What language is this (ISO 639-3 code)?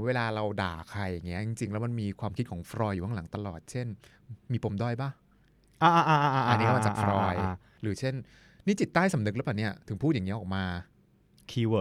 tha